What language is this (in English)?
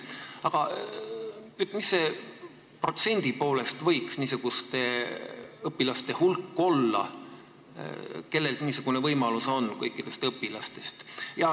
Estonian